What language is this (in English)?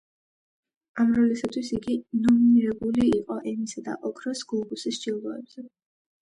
Georgian